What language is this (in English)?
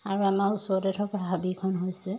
Assamese